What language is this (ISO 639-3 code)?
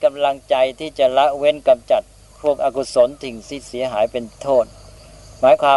tha